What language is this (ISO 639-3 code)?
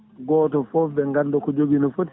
ful